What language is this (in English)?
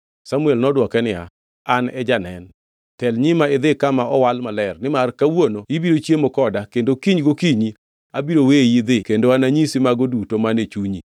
Luo (Kenya and Tanzania)